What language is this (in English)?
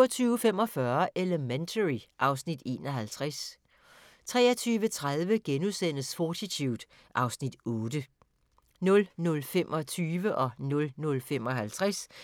Danish